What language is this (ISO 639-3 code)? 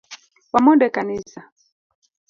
luo